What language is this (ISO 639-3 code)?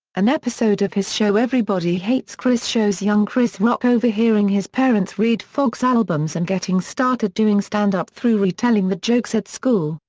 eng